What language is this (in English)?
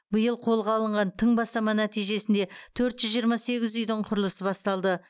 Kazakh